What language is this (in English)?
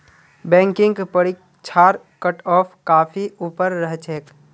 Magahi